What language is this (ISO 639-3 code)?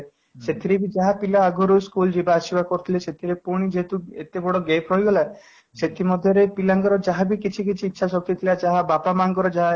ori